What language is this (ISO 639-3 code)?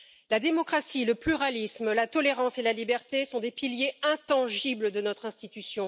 fra